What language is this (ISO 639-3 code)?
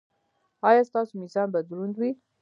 pus